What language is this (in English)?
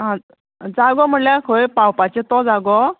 Konkani